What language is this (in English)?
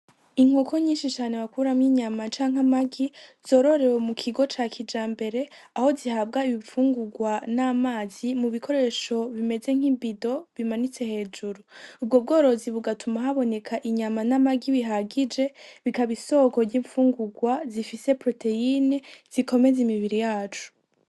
Rundi